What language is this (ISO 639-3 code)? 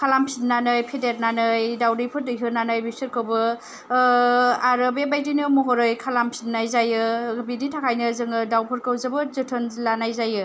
brx